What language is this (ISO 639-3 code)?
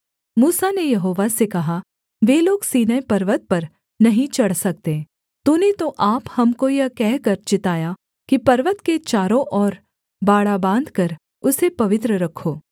hin